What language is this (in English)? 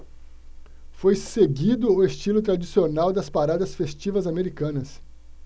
Portuguese